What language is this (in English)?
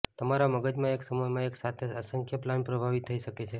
Gujarati